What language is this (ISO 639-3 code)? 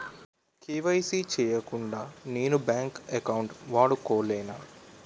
tel